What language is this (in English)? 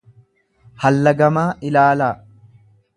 Oromo